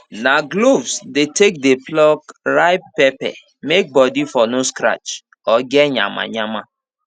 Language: Nigerian Pidgin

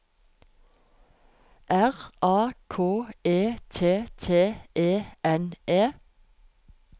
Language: Norwegian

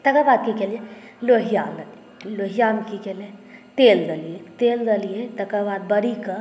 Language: Maithili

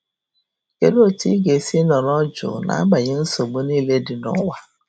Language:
Igbo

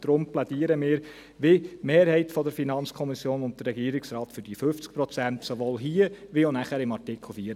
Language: Swiss German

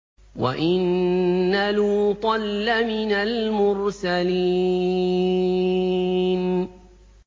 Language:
Arabic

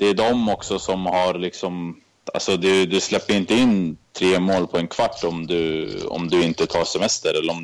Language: Swedish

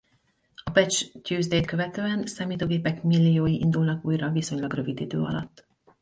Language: Hungarian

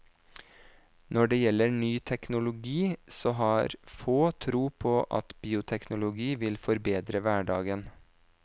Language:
Norwegian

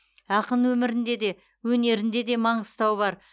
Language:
Kazakh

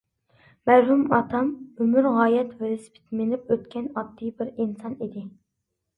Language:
Uyghur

